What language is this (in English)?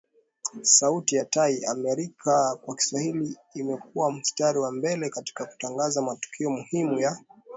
Swahili